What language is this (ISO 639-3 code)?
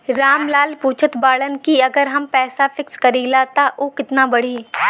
bho